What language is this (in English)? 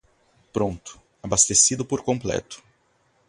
Portuguese